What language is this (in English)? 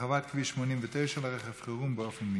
Hebrew